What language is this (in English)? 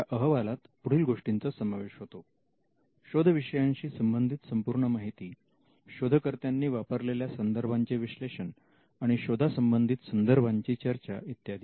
Marathi